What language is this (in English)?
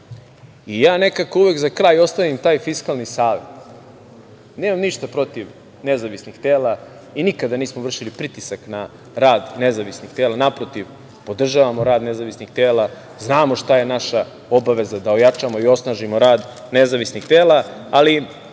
Serbian